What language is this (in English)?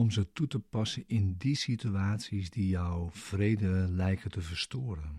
Dutch